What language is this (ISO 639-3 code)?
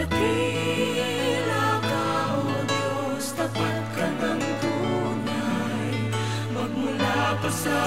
fil